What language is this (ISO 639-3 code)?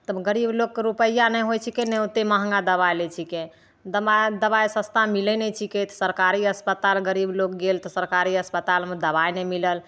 mai